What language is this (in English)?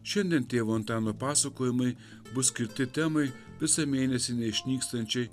Lithuanian